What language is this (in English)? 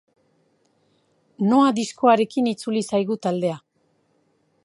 Basque